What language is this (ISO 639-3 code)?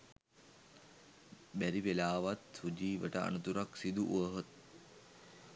sin